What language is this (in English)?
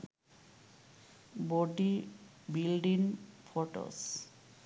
Sinhala